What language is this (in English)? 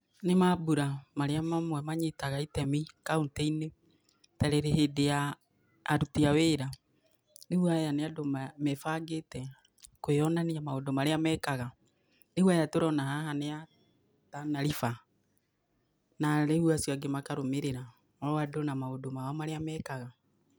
Kikuyu